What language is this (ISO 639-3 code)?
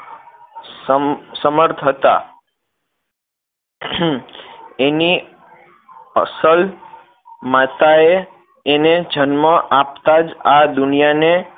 guj